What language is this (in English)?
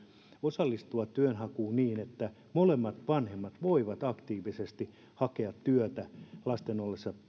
Finnish